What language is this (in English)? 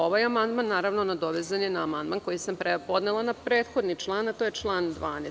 Serbian